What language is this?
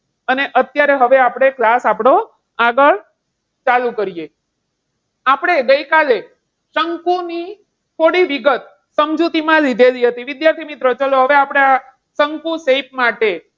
Gujarati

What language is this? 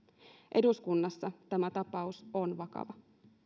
Finnish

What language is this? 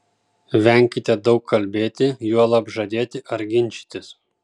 Lithuanian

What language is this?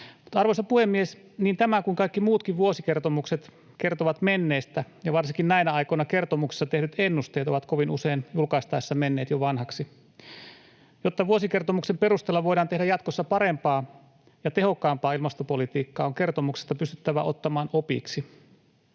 Finnish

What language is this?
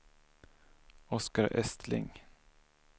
Swedish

